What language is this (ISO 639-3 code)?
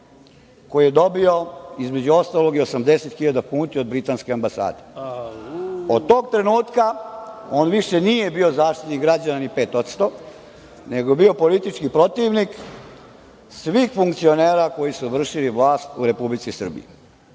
srp